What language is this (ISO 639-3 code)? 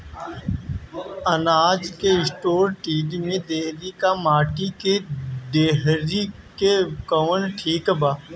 bho